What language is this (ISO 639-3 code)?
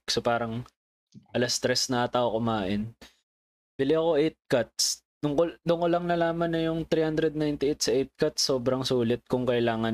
fil